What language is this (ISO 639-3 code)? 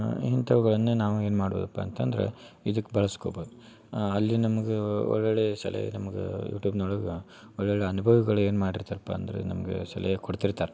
kan